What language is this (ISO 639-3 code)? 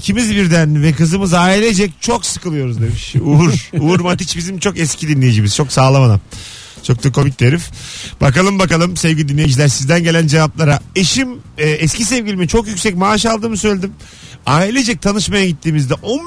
tur